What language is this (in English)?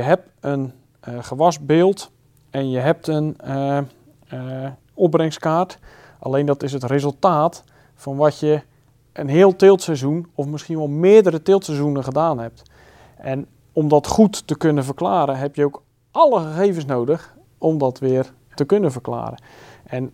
Dutch